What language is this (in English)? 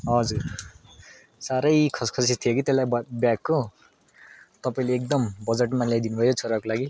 Nepali